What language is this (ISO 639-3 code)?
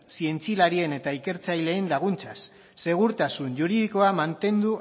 eus